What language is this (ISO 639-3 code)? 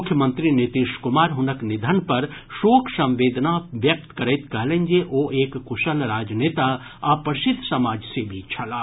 mai